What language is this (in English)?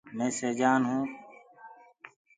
Gurgula